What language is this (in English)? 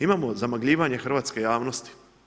Croatian